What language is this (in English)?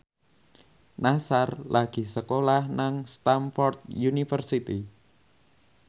Javanese